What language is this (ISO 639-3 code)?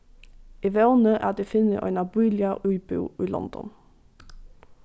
fao